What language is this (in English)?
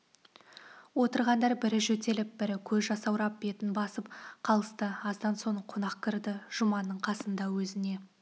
Kazakh